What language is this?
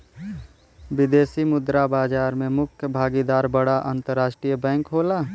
Bhojpuri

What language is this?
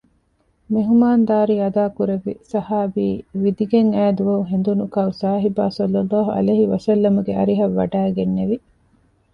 Divehi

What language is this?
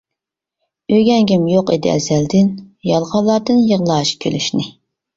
Uyghur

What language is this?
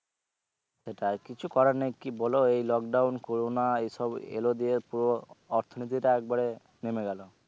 Bangla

